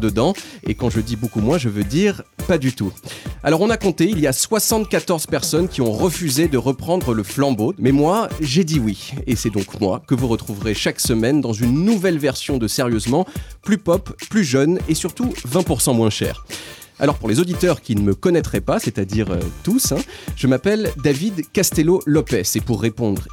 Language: French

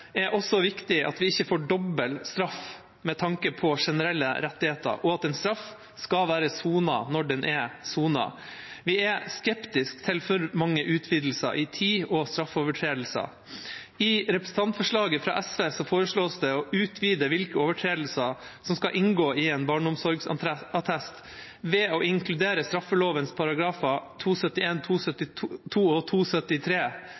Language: Norwegian Bokmål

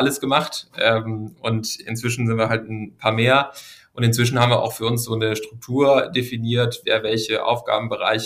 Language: German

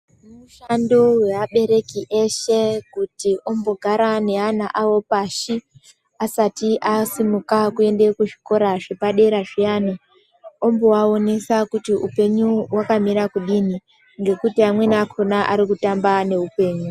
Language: Ndau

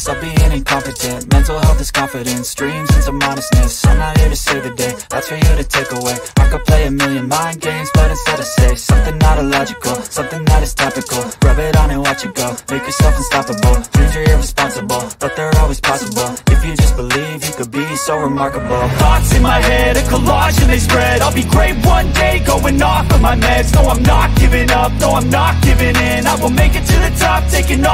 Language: English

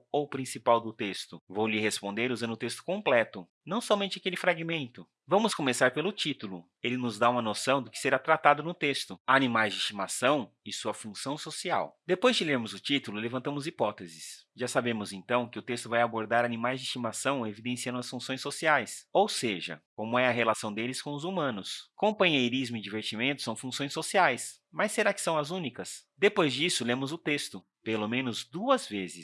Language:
Portuguese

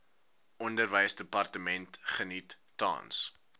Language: Afrikaans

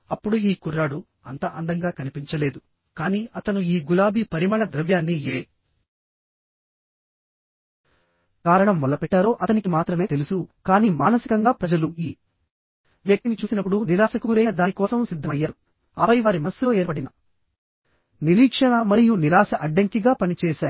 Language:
Telugu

